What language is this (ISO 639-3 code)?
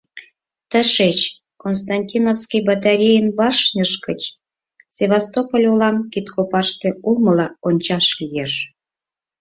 chm